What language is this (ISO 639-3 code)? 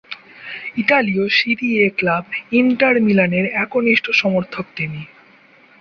ben